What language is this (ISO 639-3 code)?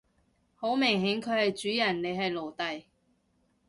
yue